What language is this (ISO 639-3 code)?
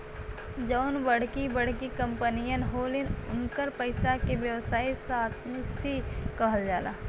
bho